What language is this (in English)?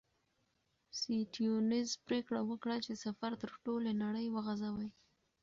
Pashto